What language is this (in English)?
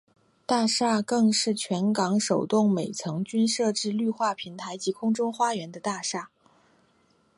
Chinese